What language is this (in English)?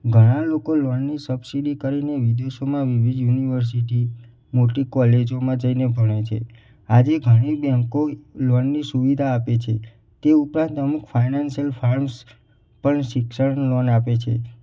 Gujarati